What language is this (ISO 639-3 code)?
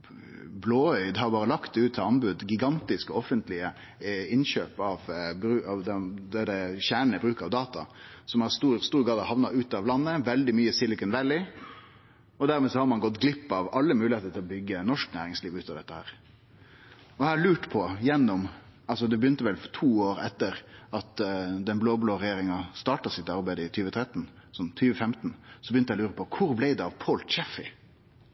nno